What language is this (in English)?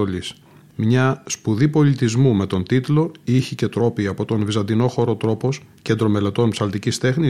Greek